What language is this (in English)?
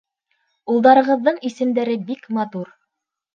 Bashkir